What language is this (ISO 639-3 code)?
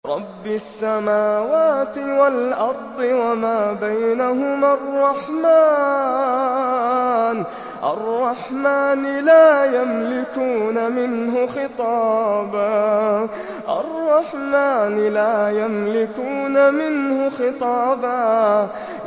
ara